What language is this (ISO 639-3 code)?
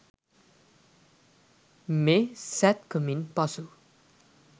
sin